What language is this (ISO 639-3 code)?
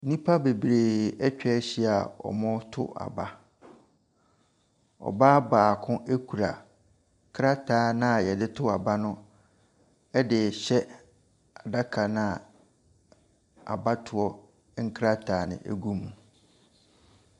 aka